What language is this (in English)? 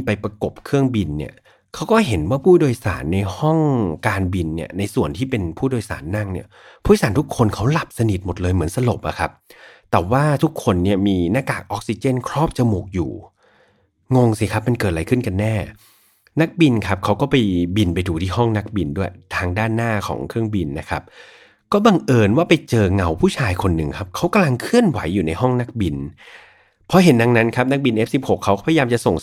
Thai